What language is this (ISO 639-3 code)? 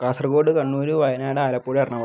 mal